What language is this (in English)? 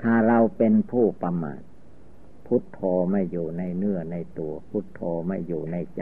Thai